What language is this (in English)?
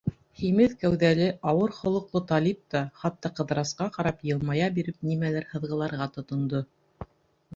Bashkir